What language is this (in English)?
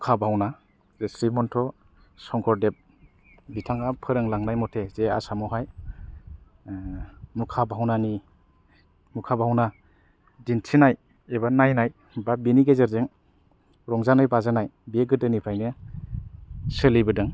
Bodo